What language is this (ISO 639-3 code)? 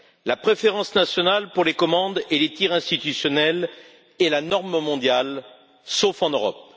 fra